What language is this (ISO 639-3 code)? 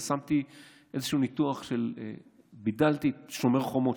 heb